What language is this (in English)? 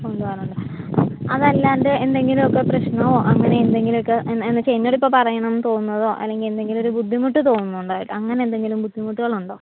Malayalam